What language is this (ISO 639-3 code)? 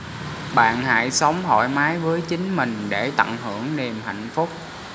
vie